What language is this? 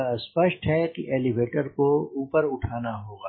Hindi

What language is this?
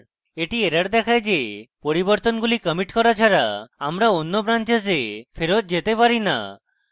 Bangla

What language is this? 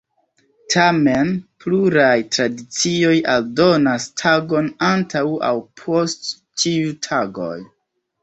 Esperanto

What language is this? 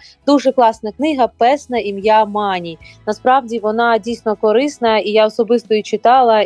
Ukrainian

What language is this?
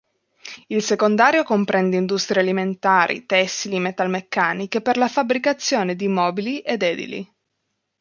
Italian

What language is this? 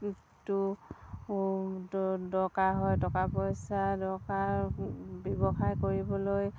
Assamese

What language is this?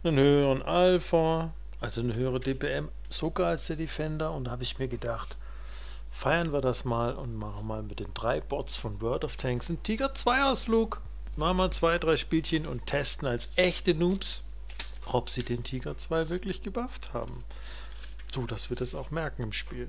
German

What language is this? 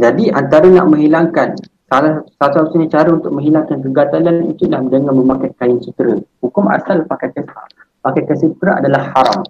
Malay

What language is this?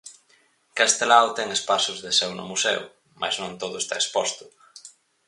Galician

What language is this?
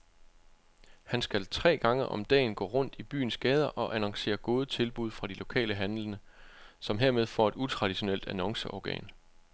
Danish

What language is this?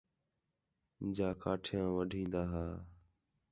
Khetrani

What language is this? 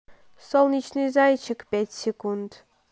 Russian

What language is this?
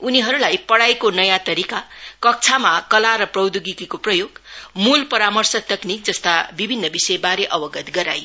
Nepali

